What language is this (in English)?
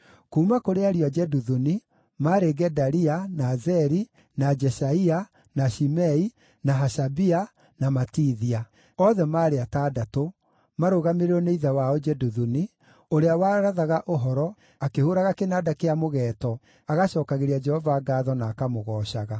Kikuyu